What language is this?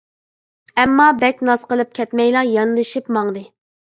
Uyghur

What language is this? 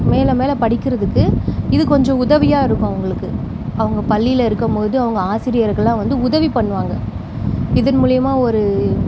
Tamil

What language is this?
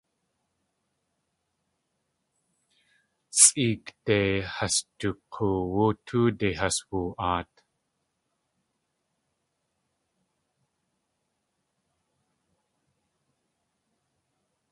Tlingit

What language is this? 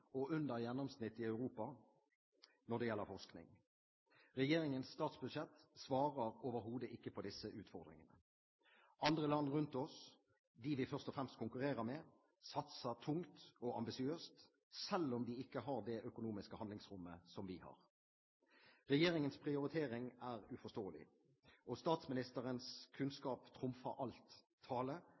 Norwegian Bokmål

